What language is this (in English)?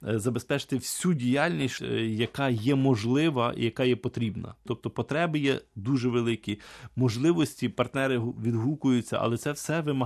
Ukrainian